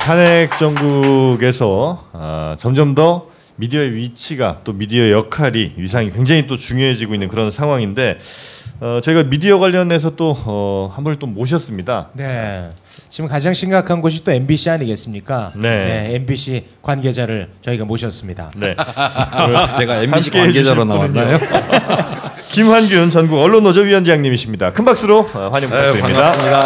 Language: Korean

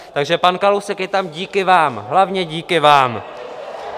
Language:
Czech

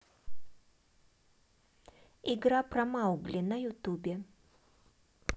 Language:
Russian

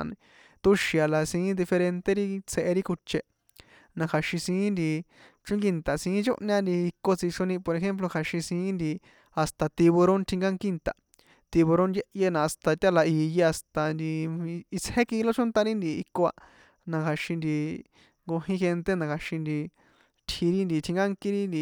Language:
San Juan Atzingo Popoloca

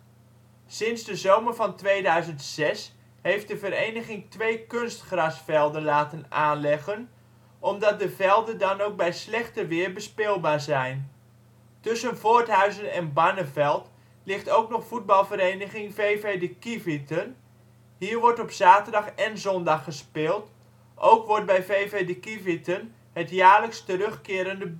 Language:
Dutch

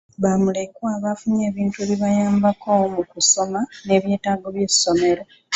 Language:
Ganda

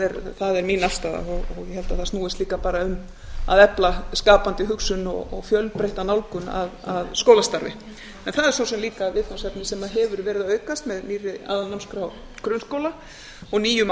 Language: Icelandic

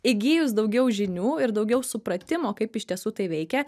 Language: Lithuanian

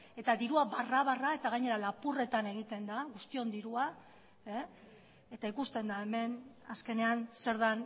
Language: Basque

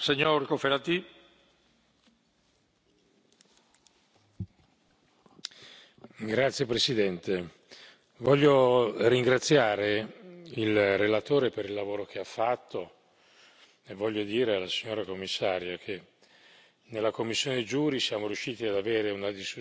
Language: Italian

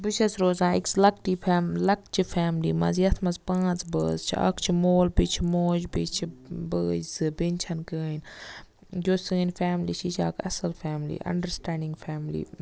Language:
Kashmiri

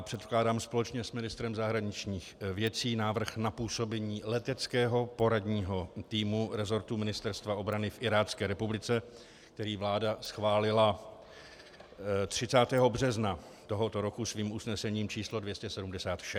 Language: Czech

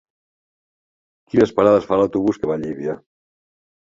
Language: Catalan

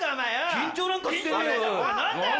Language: Japanese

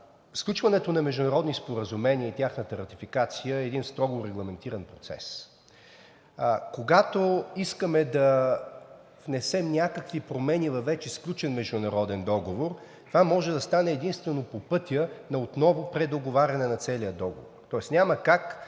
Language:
Bulgarian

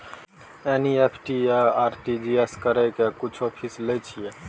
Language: Maithili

